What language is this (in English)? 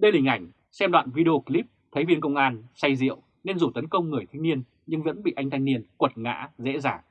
Vietnamese